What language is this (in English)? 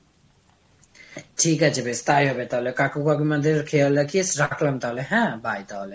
Bangla